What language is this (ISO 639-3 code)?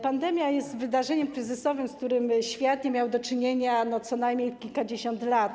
pol